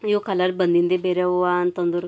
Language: Kannada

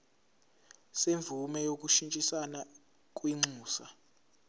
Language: Zulu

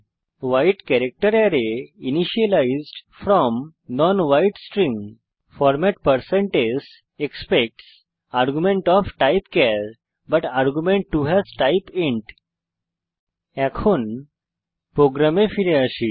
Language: Bangla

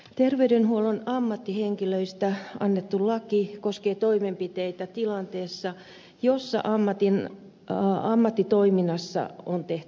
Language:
Finnish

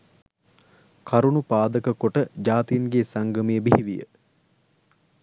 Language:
Sinhala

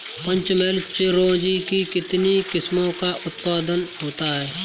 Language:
Hindi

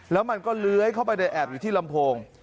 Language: Thai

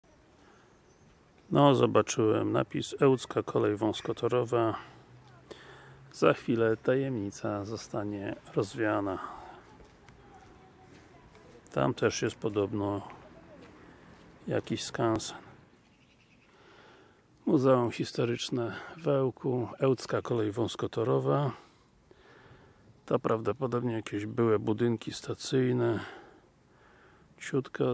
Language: Polish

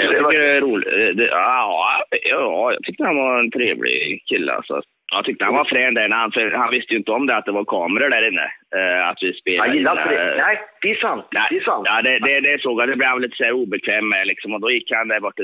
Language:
Swedish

